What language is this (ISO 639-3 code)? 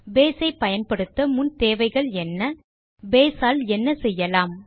tam